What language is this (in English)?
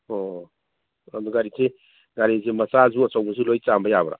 Manipuri